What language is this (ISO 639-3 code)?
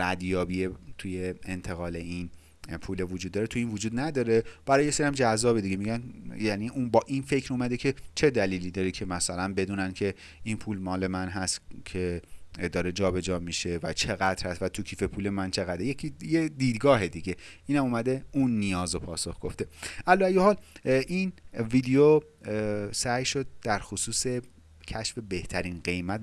fas